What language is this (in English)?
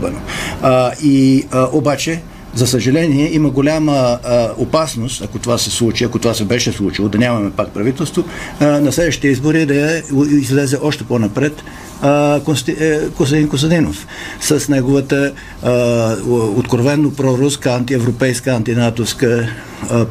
Bulgarian